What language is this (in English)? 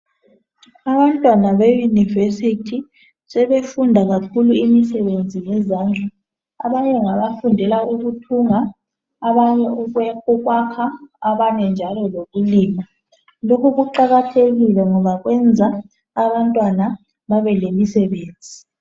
North Ndebele